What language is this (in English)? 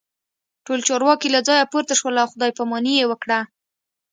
Pashto